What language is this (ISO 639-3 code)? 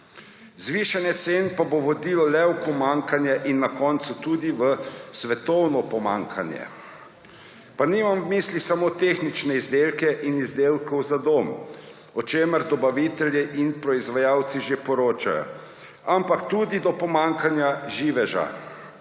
slv